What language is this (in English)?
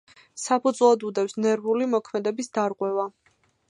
Georgian